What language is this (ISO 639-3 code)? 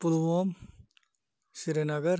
kas